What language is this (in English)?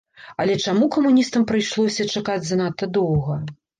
Belarusian